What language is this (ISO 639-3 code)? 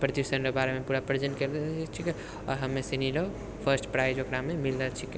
mai